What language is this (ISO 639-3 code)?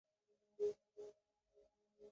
zho